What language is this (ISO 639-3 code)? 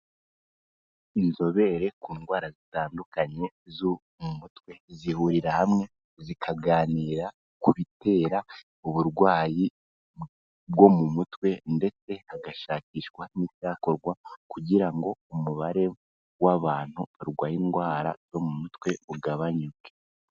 kin